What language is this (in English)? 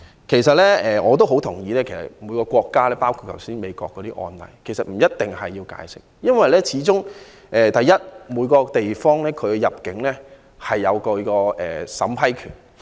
Cantonese